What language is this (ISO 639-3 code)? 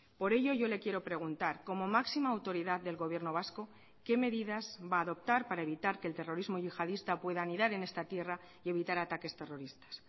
spa